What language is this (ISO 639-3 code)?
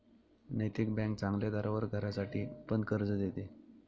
mar